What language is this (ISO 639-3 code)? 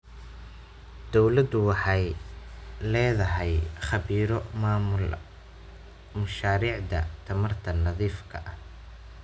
som